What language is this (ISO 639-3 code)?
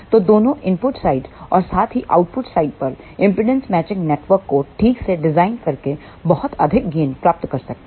hin